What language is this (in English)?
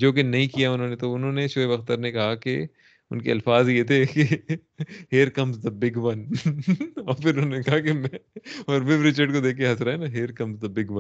Urdu